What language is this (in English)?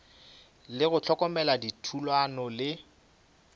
Northern Sotho